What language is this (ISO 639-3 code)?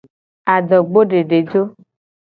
gej